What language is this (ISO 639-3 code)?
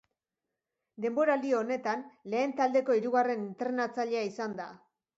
eus